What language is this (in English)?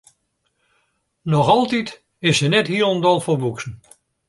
Western Frisian